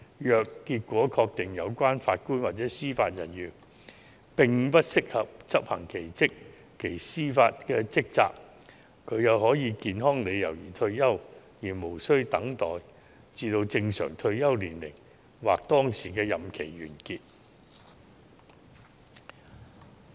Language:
Cantonese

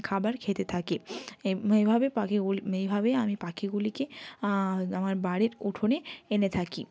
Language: Bangla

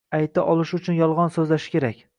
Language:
Uzbek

